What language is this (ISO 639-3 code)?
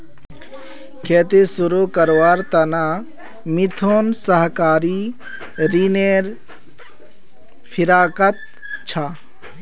mag